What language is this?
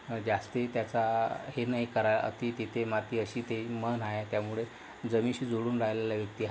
Marathi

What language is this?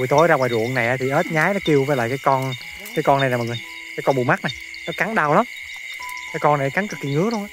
Vietnamese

